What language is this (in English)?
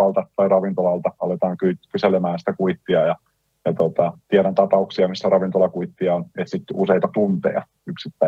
Finnish